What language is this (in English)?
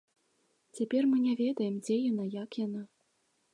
Belarusian